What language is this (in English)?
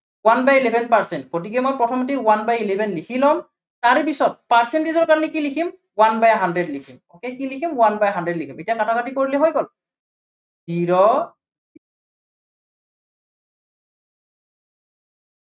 Assamese